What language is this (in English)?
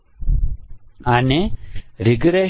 Gujarati